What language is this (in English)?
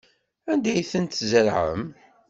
Kabyle